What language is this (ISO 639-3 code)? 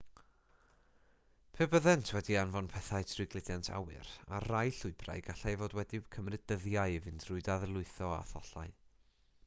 cym